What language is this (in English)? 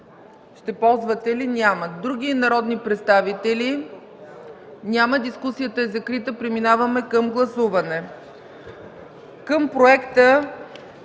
Bulgarian